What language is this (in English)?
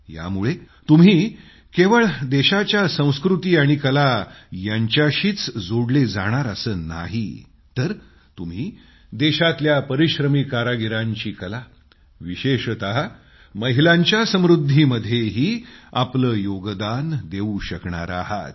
Marathi